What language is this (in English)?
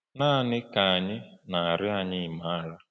Igbo